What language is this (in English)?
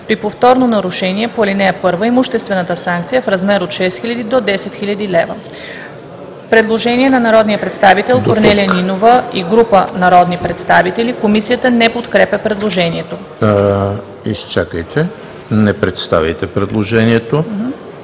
Bulgarian